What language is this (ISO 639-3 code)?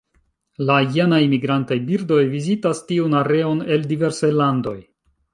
epo